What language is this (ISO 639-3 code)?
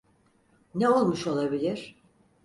tur